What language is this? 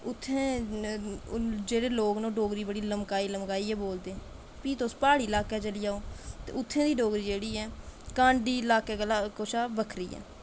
Dogri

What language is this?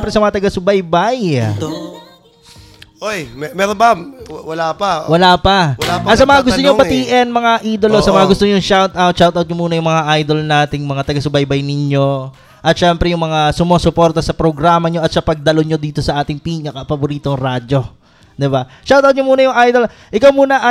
Filipino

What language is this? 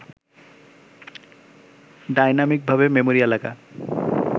Bangla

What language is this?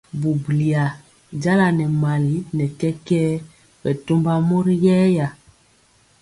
Mpiemo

